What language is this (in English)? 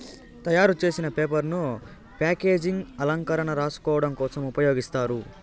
Telugu